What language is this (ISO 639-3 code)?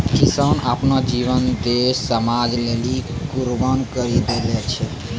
mai